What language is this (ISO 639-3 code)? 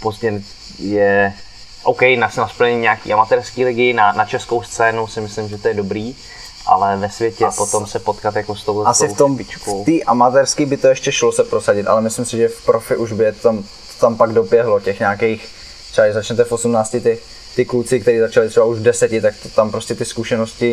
ces